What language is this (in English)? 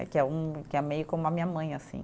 Portuguese